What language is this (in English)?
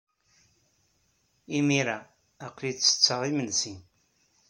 Kabyle